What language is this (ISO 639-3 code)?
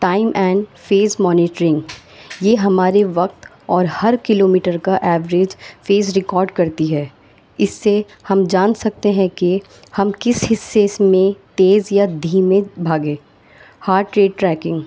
urd